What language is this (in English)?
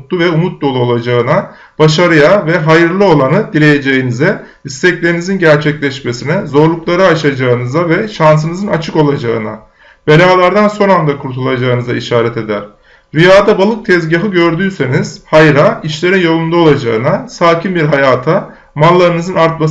Turkish